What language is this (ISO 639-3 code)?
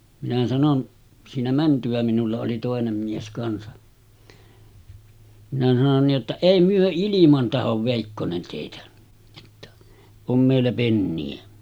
fin